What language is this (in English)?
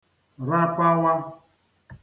Igbo